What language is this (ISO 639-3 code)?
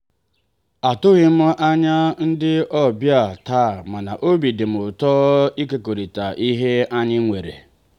ibo